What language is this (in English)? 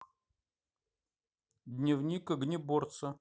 Russian